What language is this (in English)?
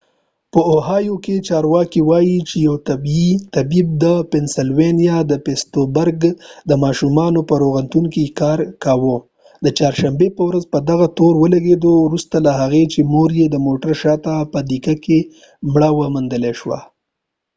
Pashto